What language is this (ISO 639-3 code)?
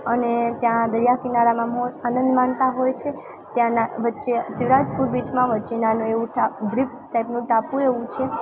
guj